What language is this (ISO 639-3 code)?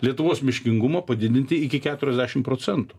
lit